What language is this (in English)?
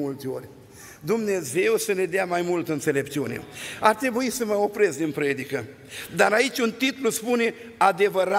Romanian